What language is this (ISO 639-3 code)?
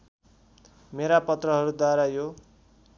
nep